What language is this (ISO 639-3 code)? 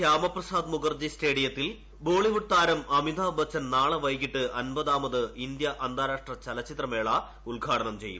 mal